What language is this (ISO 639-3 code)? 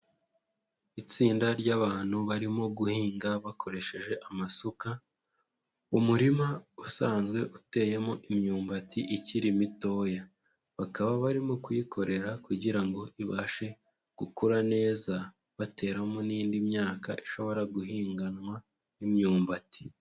kin